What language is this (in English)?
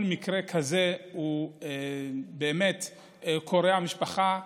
Hebrew